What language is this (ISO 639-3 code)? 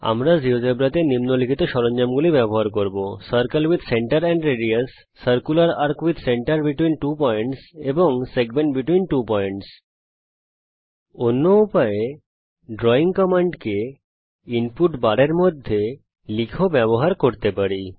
ben